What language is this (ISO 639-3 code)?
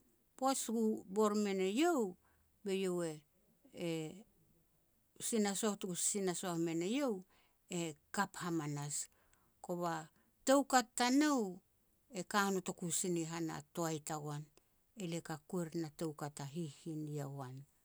pex